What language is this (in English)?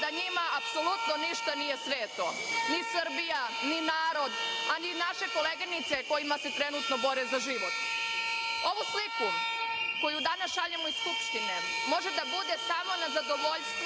Serbian